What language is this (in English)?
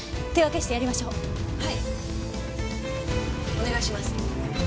Japanese